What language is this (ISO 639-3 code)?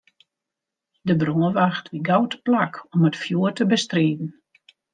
fry